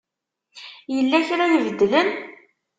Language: Kabyle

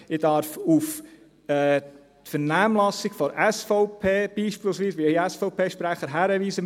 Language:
Swiss German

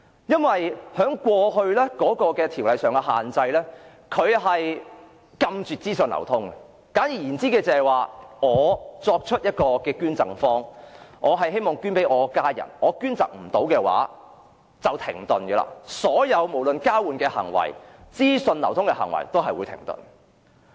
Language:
Cantonese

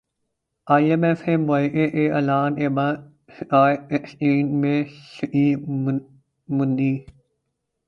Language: Urdu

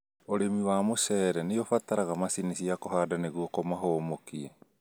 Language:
Kikuyu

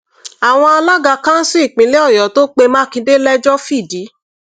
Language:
Yoruba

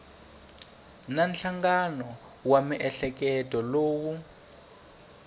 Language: Tsonga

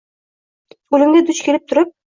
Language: Uzbek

